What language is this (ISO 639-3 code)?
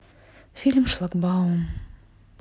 rus